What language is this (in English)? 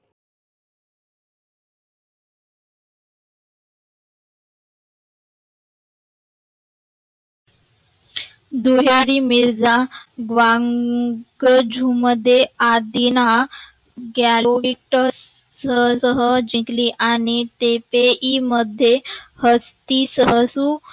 Marathi